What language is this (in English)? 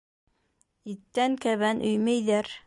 Bashkir